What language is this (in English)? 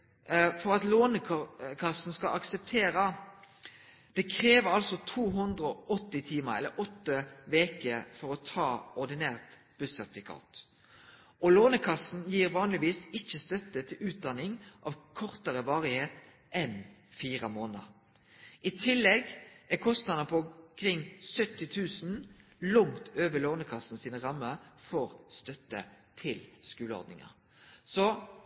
Norwegian Nynorsk